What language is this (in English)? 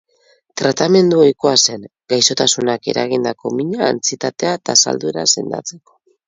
Basque